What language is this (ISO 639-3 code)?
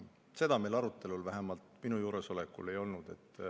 est